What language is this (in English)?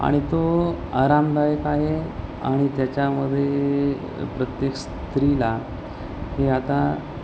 Marathi